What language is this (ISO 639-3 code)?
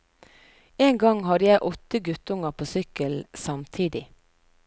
nor